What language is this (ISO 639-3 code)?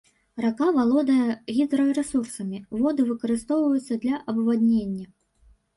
bel